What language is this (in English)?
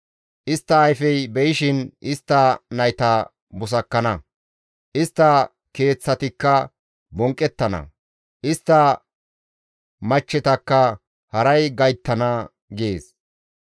Gamo